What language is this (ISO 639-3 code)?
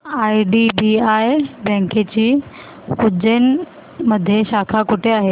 mar